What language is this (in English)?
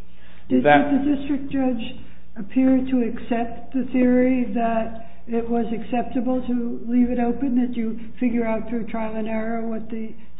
English